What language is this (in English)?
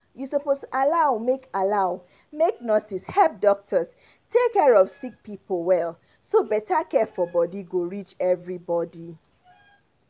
Nigerian Pidgin